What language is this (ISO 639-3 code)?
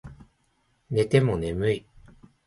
jpn